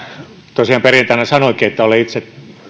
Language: Finnish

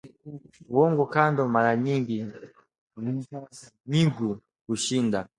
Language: Swahili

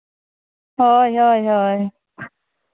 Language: Santali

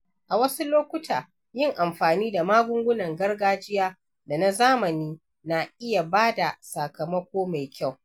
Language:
Hausa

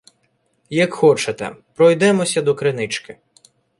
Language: Ukrainian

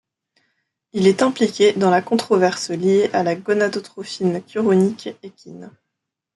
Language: French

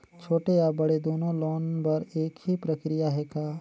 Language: Chhattisgarhi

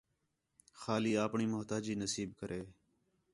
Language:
Khetrani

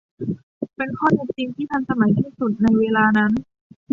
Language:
Thai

